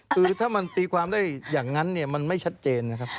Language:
Thai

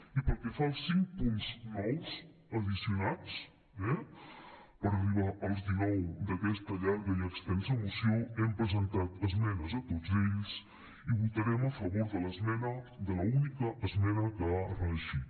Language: Catalan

